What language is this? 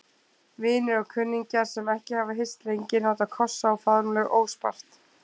Icelandic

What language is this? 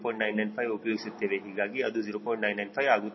Kannada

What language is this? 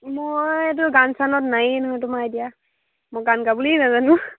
Assamese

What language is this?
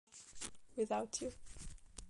Italian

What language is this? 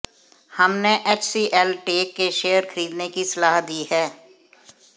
Hindi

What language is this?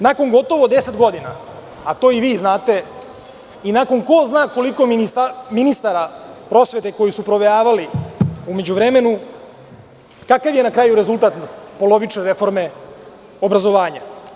Serbian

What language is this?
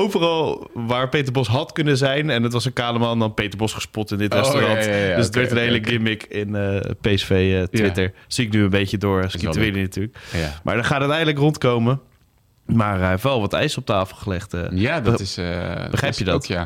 Dutch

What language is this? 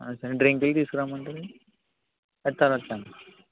Telugu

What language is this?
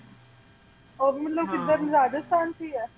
Punjabi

